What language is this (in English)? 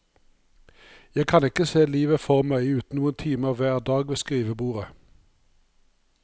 Norwegian